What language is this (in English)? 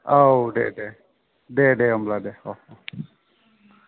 Bodo